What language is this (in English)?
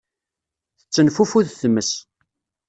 Kabyle